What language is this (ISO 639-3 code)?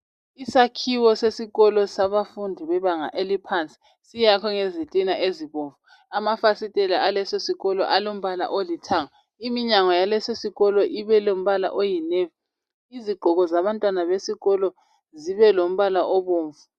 nde